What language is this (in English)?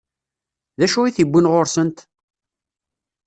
Kabyle